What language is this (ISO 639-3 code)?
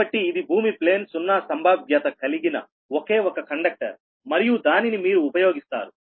tel